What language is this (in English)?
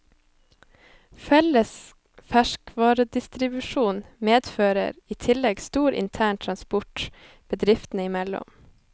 Norwegian